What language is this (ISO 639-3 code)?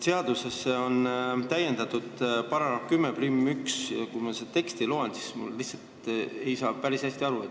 est